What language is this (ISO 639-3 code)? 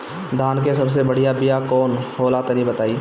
bho